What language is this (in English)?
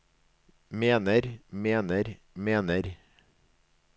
Norwegian